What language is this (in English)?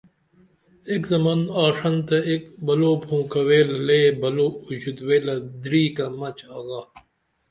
Dameli